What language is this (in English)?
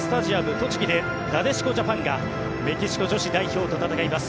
Japanese